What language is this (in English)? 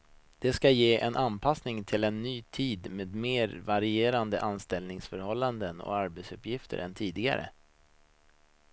Swedish